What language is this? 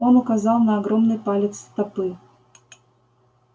Russian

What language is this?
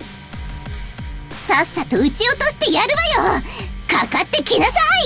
Japanese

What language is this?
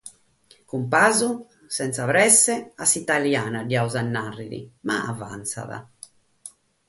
Sardinian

